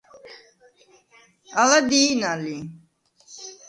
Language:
Svan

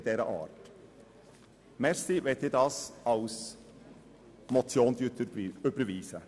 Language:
Swiss German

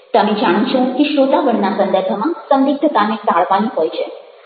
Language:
Gujarati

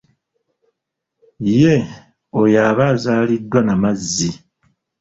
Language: Ganda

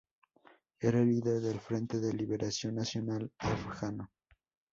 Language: Spanish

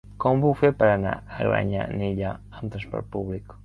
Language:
Catalan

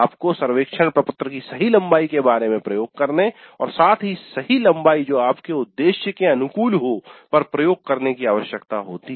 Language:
Hindi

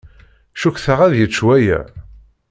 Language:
Kabyle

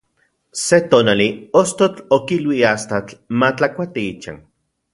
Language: Central Puebla Nahuatl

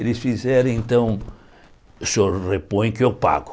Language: Portuguese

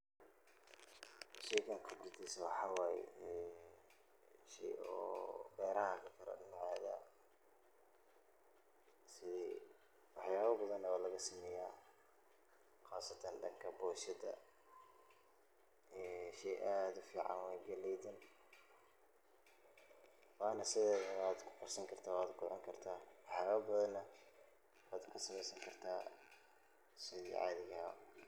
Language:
Somali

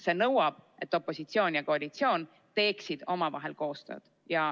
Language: Estonian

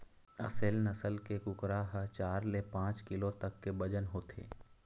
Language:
Chhattisgarhi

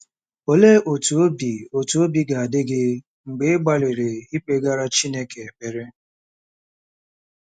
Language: Igbo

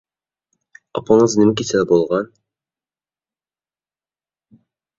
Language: Uyghur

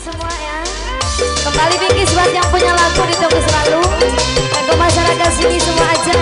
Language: Indonesian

